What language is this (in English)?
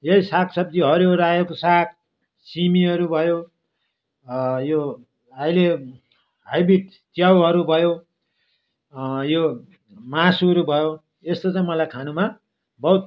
Nepali